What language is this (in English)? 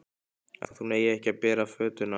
Icelandic